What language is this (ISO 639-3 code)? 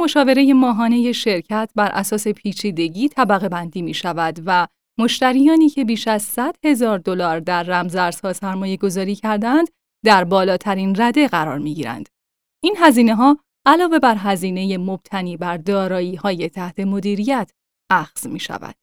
fas